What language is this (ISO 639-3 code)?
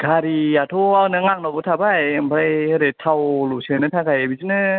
brx